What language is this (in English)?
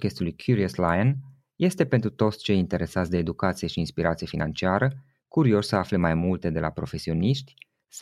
Romanian